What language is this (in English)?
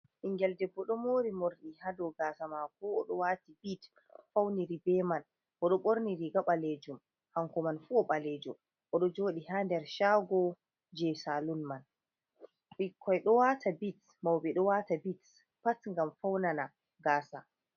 Fula